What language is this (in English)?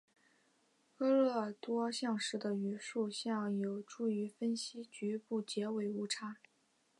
Chinese